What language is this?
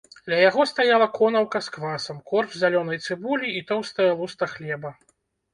Belarusian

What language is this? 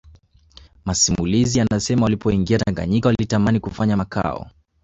Swahili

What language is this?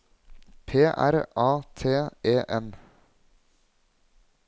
Norwegian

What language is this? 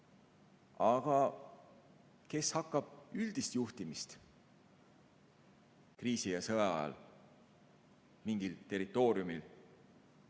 Estonian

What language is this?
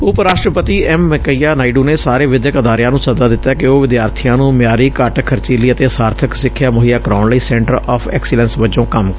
Punjabi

